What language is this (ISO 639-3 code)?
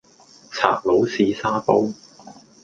yue